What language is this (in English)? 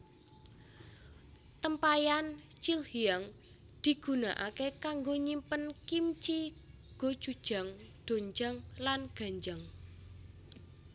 Javanese